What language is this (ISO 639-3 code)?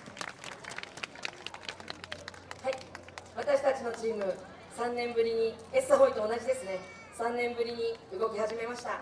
jpn